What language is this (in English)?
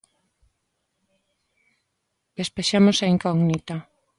Galician